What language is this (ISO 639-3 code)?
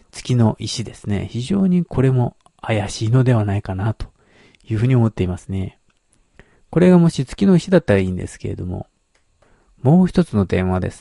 jpn